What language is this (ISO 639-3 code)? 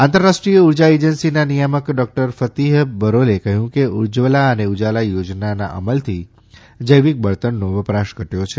guj